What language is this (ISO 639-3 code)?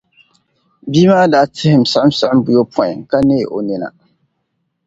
dag